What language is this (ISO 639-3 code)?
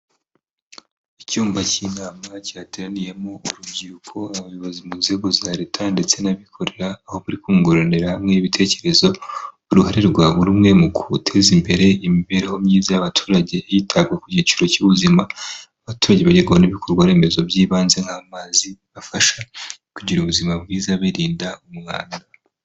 kin